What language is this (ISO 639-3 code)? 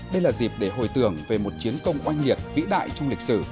vie